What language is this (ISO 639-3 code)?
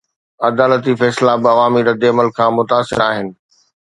snd